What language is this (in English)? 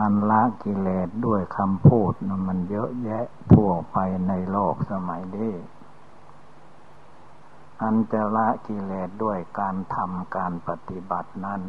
Thai